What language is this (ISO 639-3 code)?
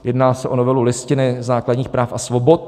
ces